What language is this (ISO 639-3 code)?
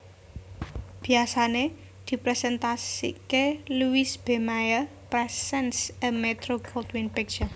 jav